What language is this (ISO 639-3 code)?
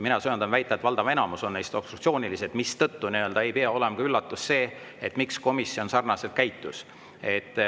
est